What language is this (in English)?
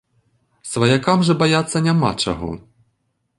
Belarusian